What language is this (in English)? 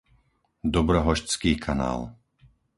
Slovak